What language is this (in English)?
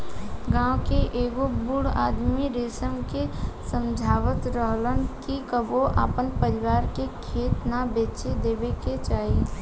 Bhojpuri